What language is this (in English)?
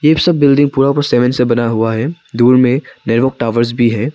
Hindi